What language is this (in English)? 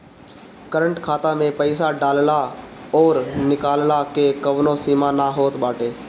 Bhojpuri